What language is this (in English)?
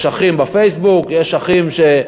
Hebrew